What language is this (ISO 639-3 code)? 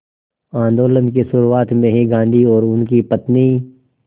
hin